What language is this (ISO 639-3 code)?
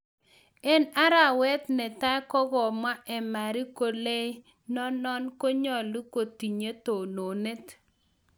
kln